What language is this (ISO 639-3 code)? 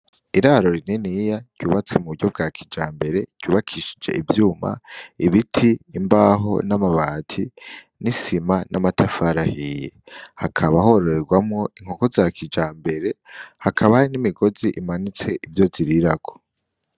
run